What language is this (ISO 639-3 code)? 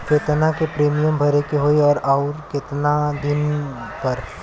bho